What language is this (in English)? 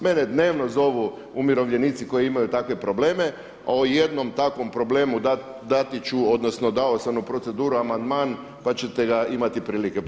Croatian